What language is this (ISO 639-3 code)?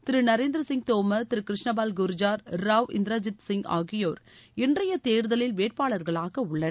tam